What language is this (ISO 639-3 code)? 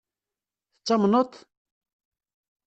kab